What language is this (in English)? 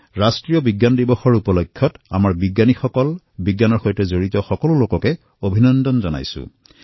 Assamese